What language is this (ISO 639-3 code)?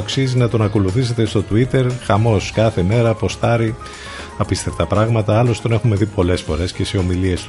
ell